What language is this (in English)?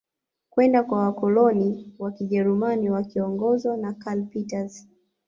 Swahili